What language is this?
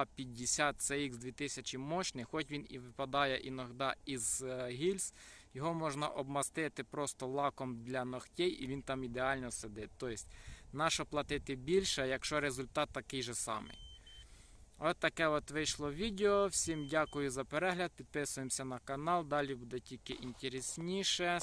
Ukrainian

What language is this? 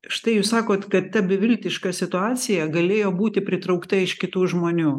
Lithuanian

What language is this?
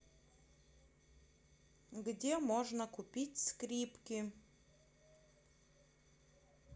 Russian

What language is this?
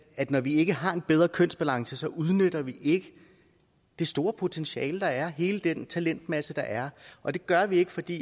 Danish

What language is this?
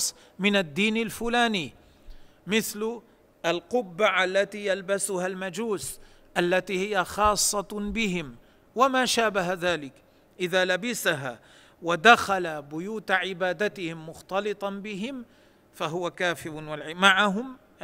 Arabic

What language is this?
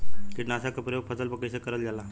Bhojpuri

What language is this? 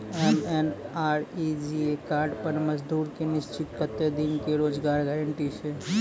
Maithili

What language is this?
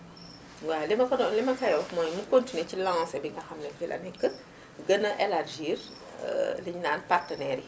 Wolof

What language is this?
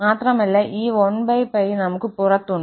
Malayalam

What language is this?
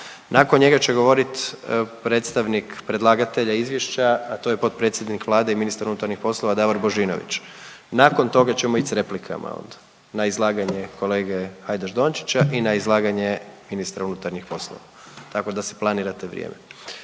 Croatian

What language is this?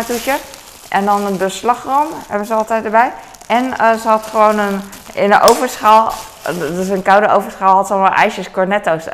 Dutch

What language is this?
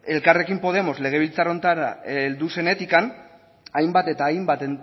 Basque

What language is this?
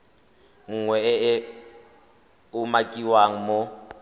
Tswana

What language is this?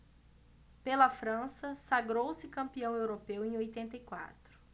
Portuguese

